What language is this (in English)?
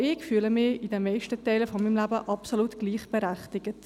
Swiss German